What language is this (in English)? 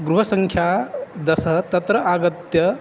Sanskrit